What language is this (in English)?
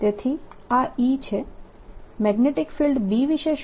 Gujarati